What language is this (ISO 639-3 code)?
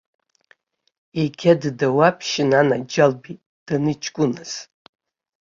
abk